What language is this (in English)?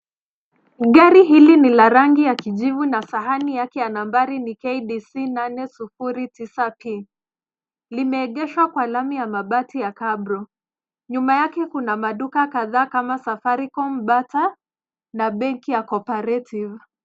Swahili